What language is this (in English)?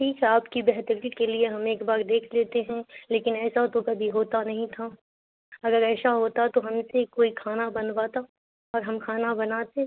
Urdu